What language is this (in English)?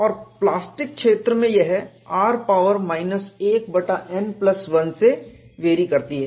Hindi